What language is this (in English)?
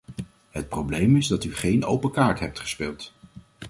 Dutch